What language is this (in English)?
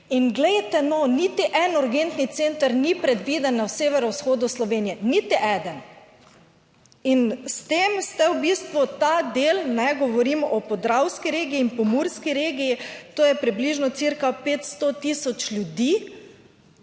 Slovenian